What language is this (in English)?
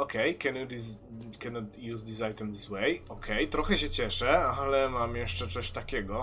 Polish